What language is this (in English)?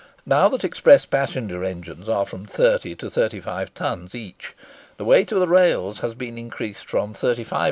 English